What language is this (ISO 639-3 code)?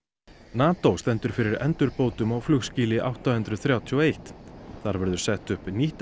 isl